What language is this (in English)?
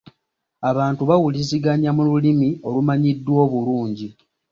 Ganda